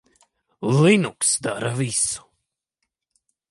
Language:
Latvian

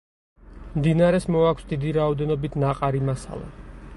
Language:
Georgian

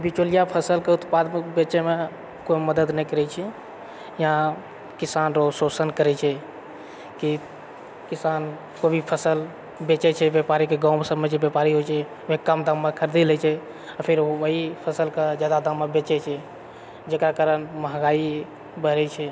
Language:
Maithili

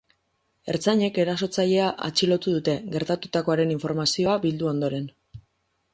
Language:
Basque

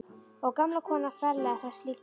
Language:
Icelandic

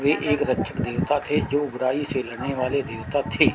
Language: Hindi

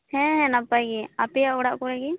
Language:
Santali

